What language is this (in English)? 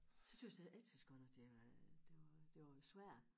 Danish